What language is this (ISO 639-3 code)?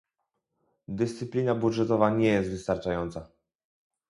pol